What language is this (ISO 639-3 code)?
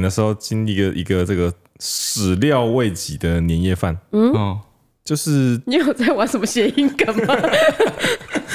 zho